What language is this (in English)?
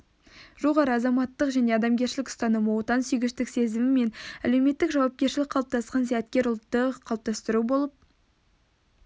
Kazakh